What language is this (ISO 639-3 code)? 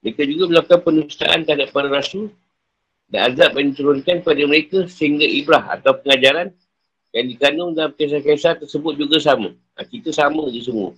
msa